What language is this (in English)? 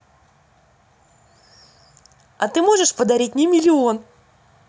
Russian